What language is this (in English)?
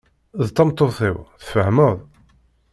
Kabyle